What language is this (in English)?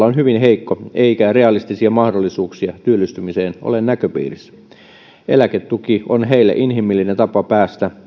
Finnish